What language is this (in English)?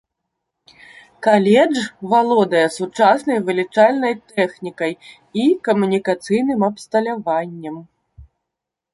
Belarusian